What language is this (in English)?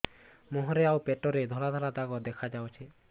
Odia